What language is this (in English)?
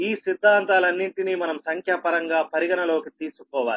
Telugu